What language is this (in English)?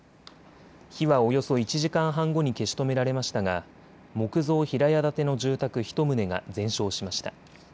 Japanese